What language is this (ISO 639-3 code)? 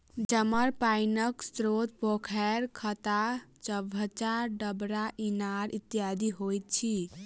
mai